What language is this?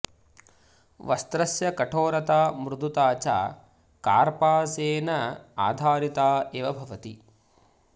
Sanskrit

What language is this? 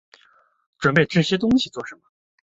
Chinese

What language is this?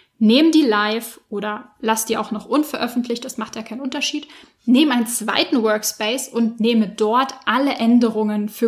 German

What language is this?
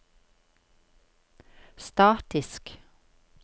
Norwegian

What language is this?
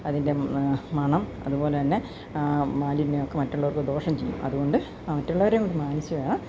Malayalam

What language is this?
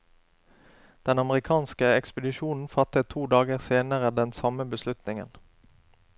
Norwegian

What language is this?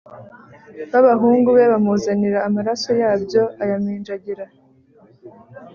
Kinyarwanda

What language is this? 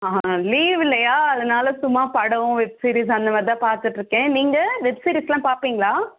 Tamil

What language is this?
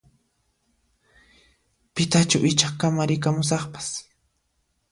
Puno Quechua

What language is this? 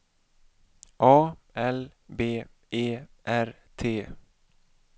Swedish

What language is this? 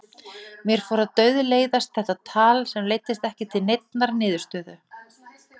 Icelandic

